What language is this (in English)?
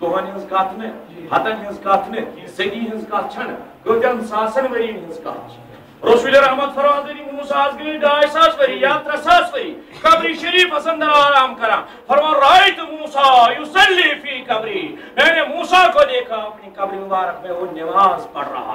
Arabic